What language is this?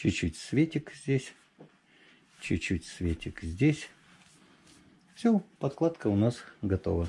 Russian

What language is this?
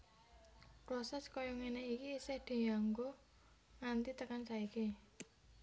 Javanese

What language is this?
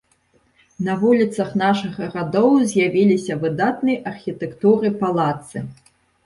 Belarusian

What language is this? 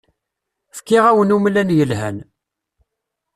Kabyle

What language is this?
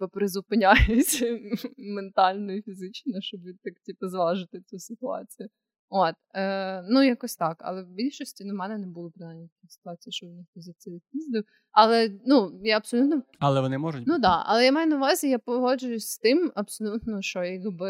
Ukrainian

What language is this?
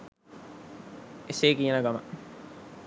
Sinhala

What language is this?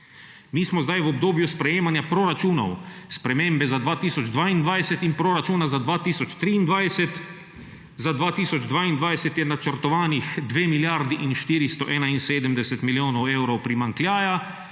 Slovenian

